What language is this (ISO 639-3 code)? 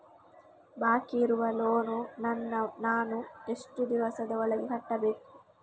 kan